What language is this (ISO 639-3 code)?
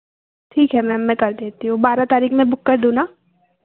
hin